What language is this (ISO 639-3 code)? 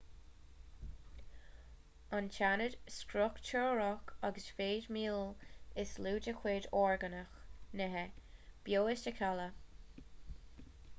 gle